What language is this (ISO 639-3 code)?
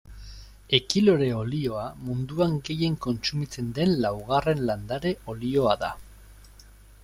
eus